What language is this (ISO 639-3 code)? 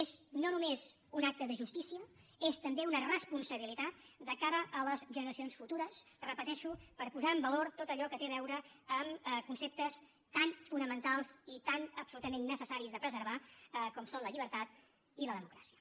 cat